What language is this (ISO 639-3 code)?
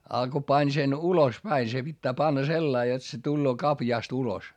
fin